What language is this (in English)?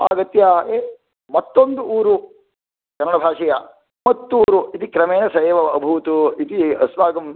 Sanskrit